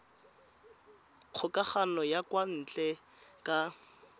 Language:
Tswana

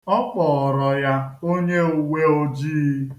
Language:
Igbo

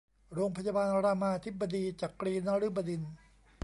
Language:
Thai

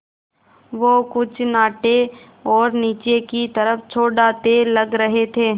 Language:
Hindi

